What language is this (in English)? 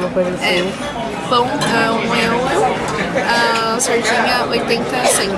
Portuguese